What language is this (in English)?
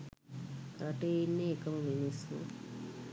Sinhala